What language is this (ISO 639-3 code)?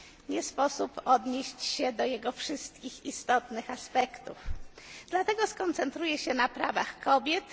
pol